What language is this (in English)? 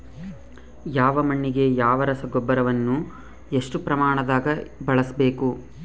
Kannada